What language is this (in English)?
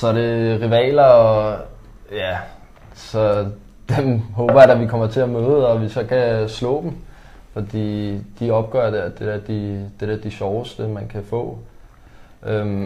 Danish